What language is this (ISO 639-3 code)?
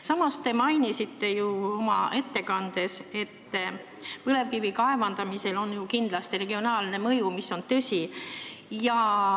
est